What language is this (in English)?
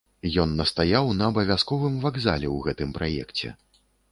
Belarusian